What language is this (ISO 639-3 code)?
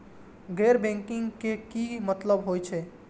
mai